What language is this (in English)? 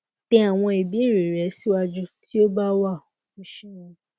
Yoruba